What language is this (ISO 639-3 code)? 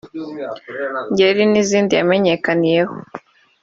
kin